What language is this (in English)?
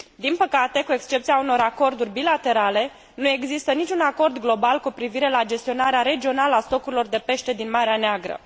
Romanian